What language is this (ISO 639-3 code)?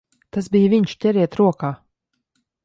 lav